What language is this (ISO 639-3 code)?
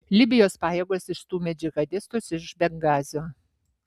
lit